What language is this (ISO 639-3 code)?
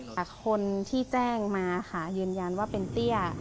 tha